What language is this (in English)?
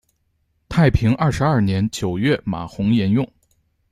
Chinese